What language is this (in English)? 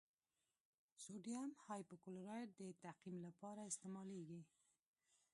Pashto